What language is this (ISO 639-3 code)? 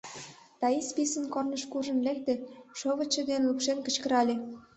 chm